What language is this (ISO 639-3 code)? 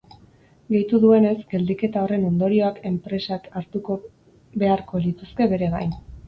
eus